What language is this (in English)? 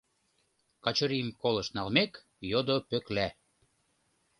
Mari